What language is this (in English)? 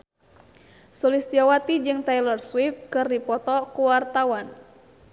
Sundanese